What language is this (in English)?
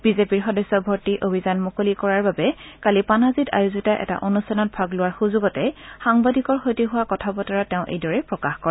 Assamese